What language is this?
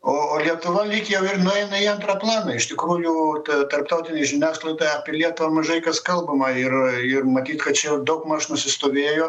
Lithuanian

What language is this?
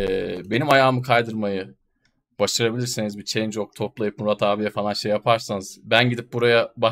Turkish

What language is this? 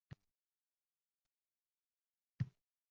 Uzbek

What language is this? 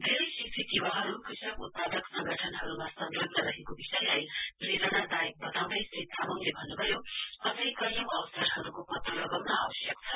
Nepali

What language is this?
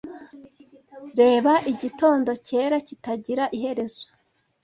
Kinyarwanda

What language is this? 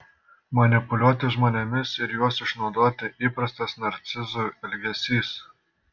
Lithuanian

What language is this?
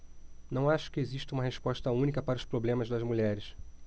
Portuguese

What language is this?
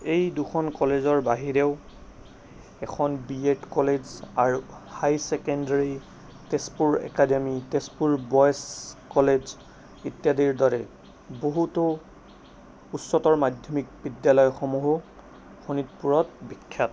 Assamese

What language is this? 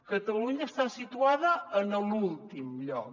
Catalan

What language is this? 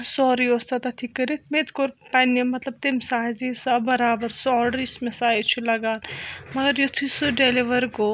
Kashmiri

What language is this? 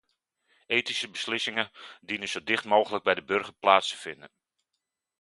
Dutch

